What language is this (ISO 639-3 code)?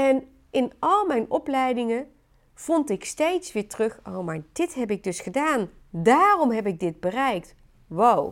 nld